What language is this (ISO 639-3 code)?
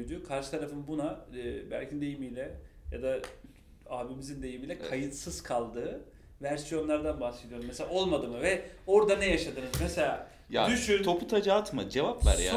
tur